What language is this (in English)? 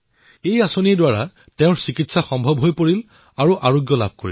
Assamese